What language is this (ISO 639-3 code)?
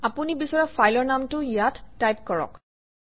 asm